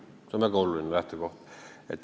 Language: Estonian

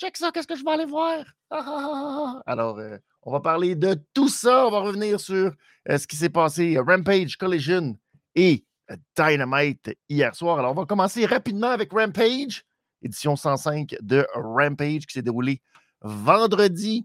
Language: French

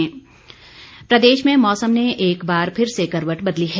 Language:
Hindi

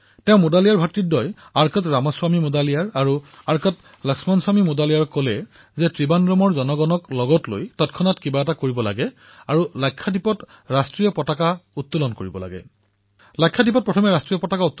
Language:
Assamese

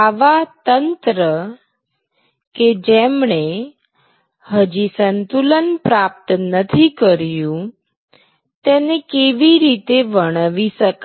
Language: Gujarati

